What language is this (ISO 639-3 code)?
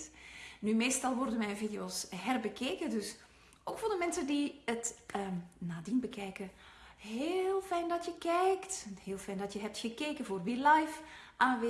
nld